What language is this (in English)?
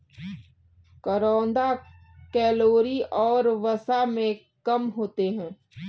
Hindi